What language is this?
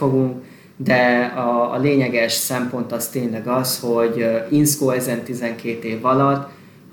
Hungarian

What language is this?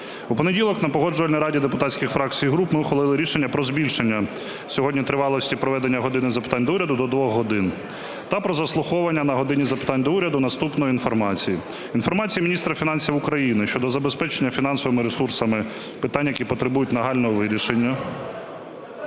Ukrainian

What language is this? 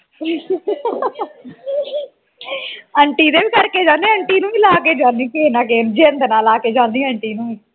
Punjabi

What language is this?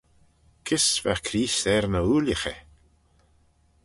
Manx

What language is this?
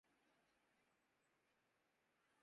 Urdu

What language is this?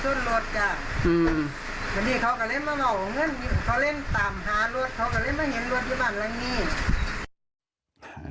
Thai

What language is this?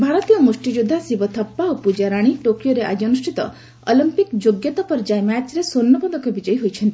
Odia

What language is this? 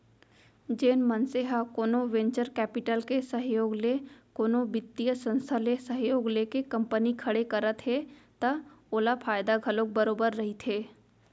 Chhattisgarhi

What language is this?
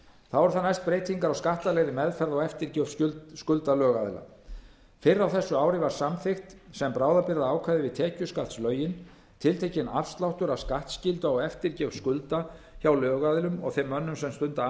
Icelandic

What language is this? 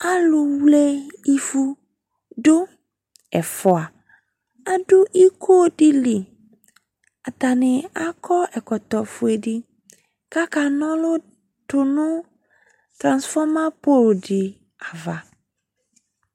Ikposo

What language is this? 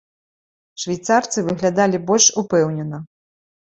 Belarusian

